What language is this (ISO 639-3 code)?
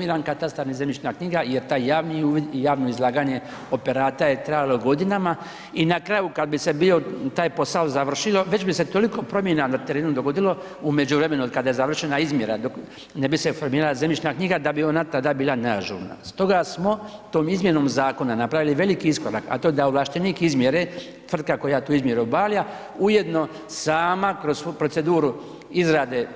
hrv